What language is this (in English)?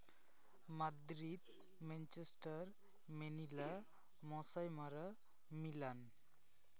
Santali